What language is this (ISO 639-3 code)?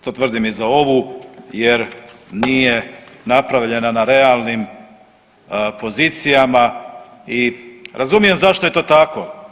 hrv